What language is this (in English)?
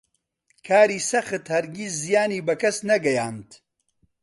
Central Kurdish